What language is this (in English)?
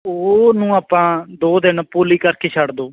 Punjabi